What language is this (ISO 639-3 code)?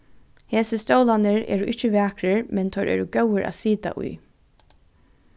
fao